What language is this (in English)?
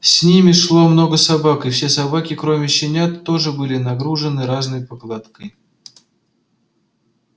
Russian